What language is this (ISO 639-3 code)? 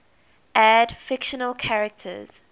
eng